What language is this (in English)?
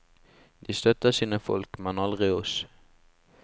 Norwegian